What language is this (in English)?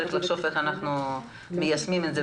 Hebrew